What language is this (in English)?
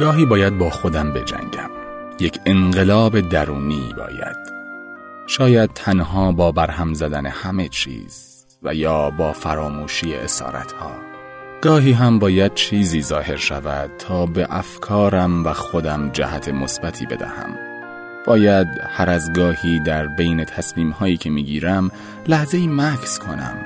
Persian